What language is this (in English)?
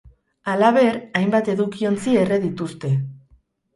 Basque